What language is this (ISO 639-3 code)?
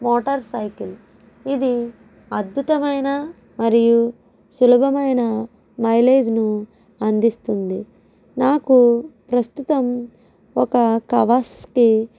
tel